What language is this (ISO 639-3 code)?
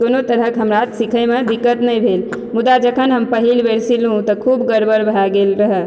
mai